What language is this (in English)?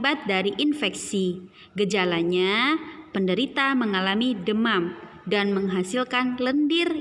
Indonesian